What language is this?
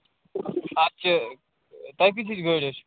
Kashmiri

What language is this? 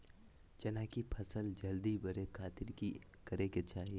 Magahi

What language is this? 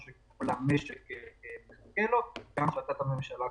Hebrew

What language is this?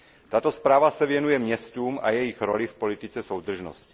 Czech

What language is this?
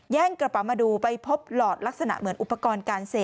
Thai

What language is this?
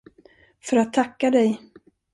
Swedish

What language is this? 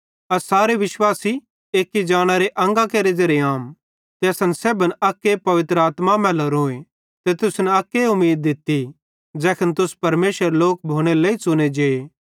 Bhadrawahi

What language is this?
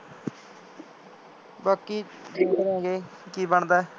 Punjabi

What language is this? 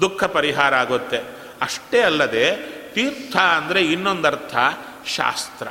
Kannada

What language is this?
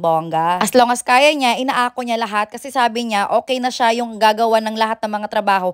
Filipino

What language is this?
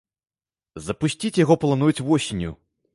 Belarusian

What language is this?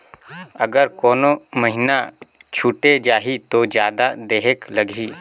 Chhattisgarhi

